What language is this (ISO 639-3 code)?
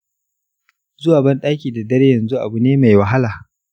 hau